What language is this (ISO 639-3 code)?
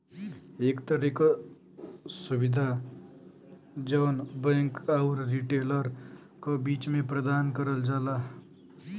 bho